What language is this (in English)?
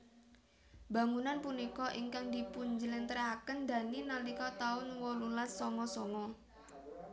Javanese